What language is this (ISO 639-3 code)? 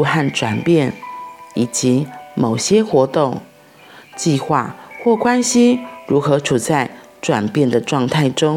zho